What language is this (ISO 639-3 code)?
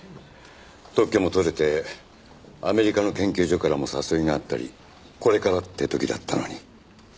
jpn